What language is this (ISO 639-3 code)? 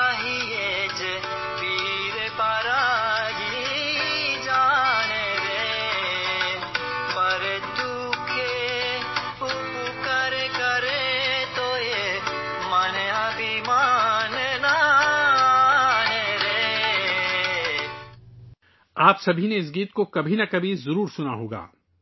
urd